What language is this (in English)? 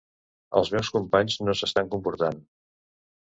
Catalan